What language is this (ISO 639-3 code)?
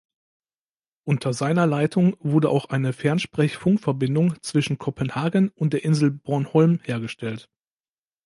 deu